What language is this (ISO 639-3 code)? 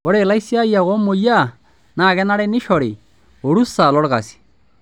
mas